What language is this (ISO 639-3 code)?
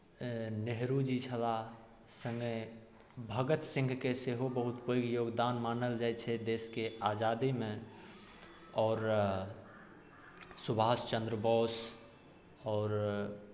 mai